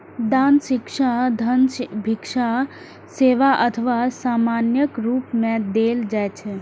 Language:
Maithili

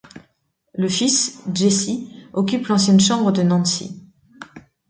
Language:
French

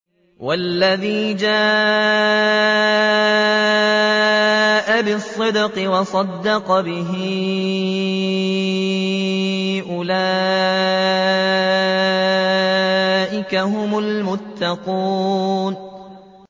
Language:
Arabic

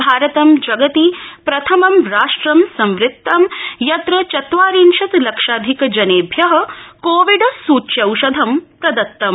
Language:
Sanskrit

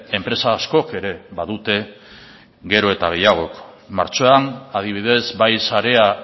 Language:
Basque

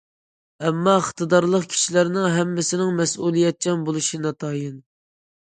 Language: Uyghur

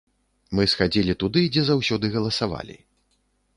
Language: Belarusian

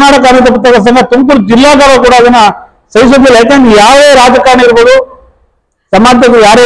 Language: Kannada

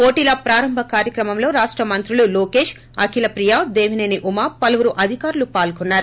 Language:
Telugu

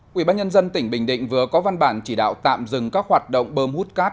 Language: Vietnamese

